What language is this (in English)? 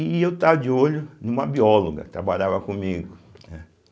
Portuguese